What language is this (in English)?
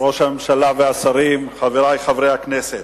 Hebrew